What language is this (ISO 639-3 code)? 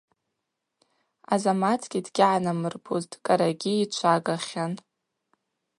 abq